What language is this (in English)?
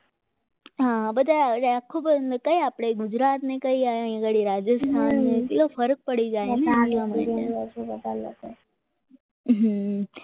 Gujarati